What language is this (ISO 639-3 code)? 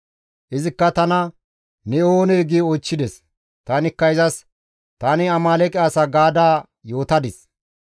gmv